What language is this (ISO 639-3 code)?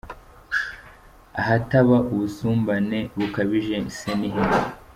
kin